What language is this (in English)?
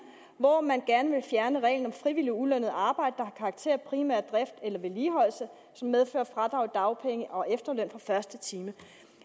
Danish